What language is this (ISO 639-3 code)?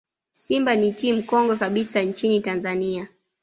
swa